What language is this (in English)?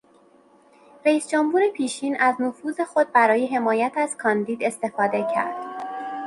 Persian